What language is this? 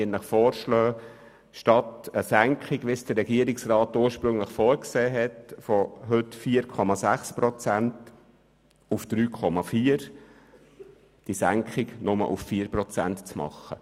Swiss German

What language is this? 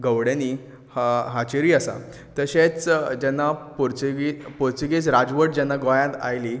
Konkani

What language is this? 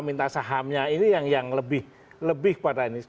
Indonesian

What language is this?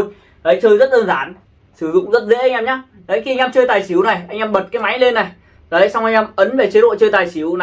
Vietnamese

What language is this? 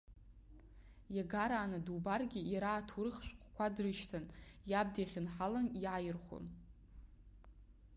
Abkhazian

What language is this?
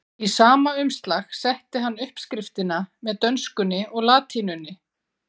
Icelandic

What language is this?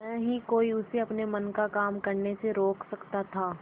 Hindi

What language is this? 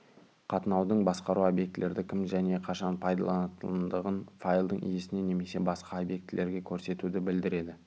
Kazakh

